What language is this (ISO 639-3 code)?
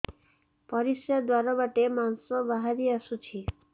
ori